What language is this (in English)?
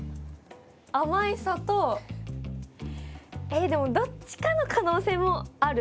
Japanese